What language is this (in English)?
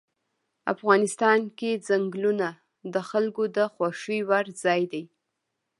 Pashto